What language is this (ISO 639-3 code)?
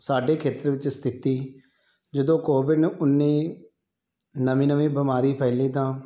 pan